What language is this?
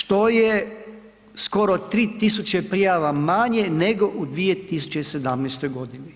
Croatian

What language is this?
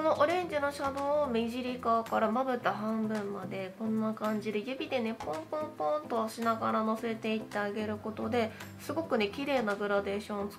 Japanese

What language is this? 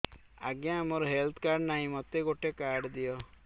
Odia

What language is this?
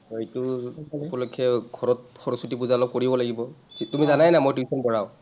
Assamese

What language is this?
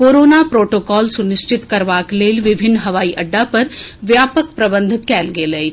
Maithili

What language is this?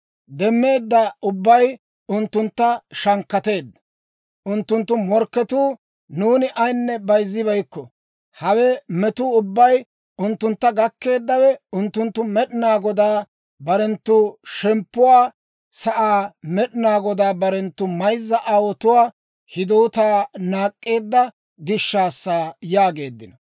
Dawro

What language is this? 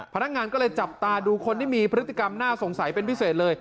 Thai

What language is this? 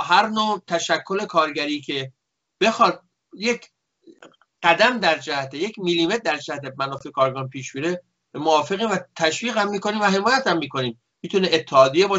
Persian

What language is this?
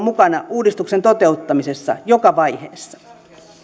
Finnish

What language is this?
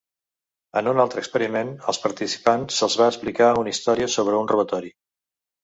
Catalan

